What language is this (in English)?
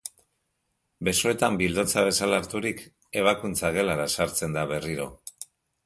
Basque